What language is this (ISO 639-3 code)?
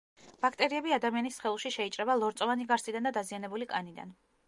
kat